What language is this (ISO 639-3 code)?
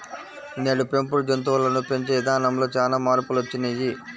tel